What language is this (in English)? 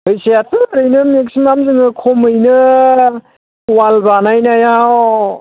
Bodo